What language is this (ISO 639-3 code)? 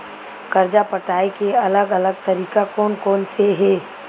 hne